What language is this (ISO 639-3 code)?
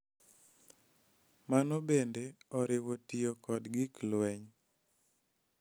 luo